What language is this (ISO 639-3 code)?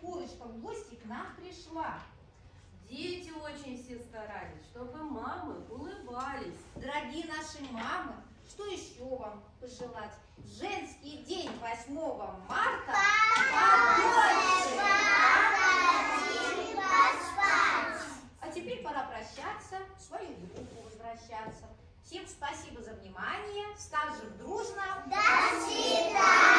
rus